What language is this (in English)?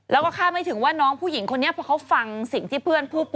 Thai